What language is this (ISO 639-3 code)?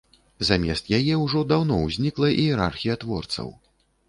bel